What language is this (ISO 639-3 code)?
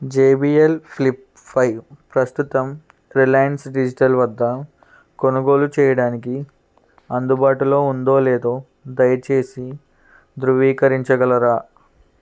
tel